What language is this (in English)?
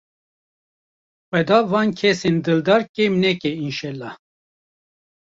Kurdish